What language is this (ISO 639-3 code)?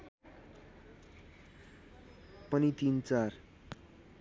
nep